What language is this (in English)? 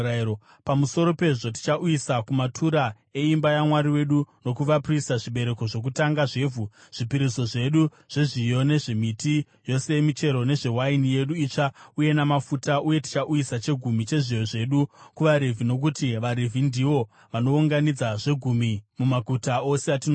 Shona